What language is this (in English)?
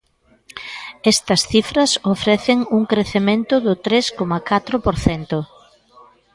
Galician